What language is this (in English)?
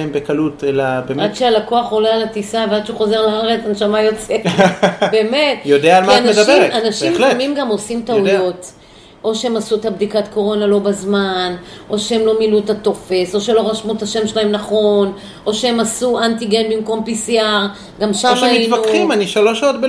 Hebrew